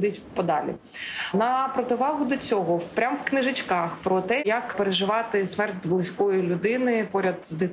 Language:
Ukrainian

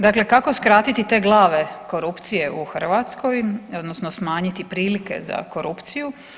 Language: Croatian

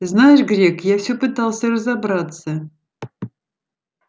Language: Russian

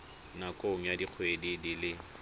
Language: Tswana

